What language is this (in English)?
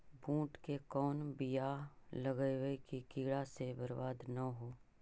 Magahi